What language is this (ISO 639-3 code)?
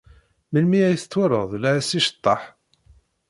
kab